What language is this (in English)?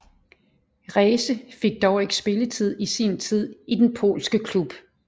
Danish